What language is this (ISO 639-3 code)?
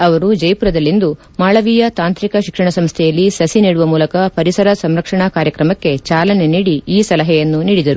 kan